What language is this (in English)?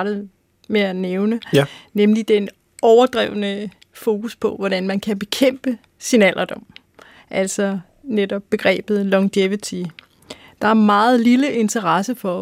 Danish